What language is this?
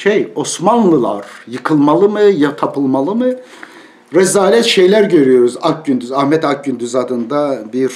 Turkish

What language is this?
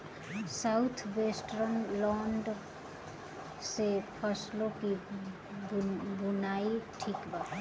Bhojpuri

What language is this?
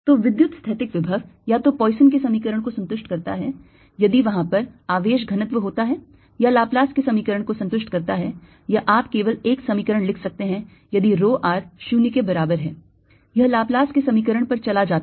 Hindi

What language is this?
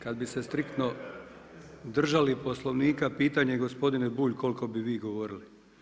Croatian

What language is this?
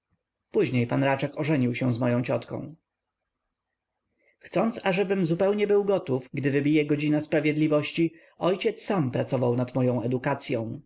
Polish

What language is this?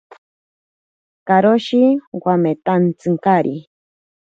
Ashéninka Perené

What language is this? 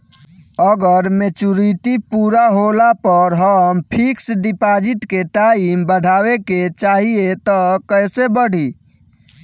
Bhojpuri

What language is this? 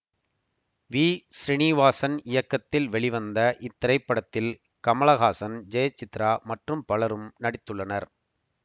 Tamil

